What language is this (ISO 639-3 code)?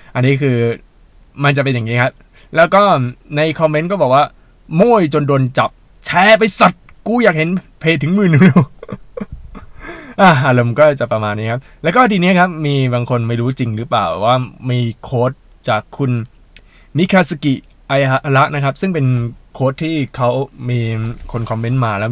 tha